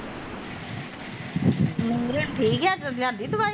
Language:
Punjabi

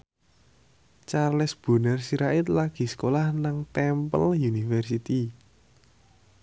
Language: Javanese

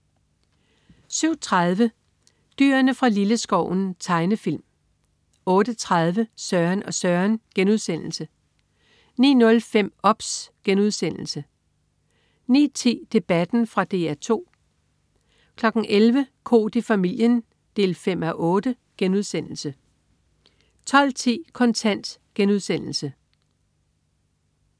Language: Danish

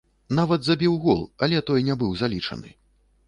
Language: Belarusian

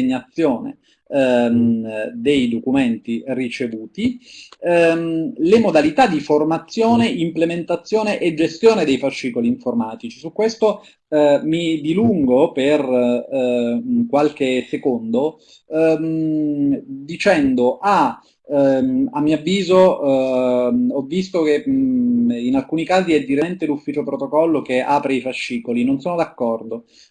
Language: Italian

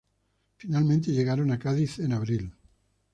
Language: Spanish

